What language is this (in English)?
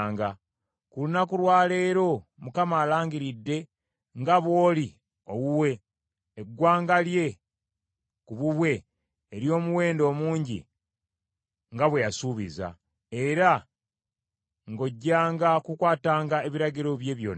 Ganda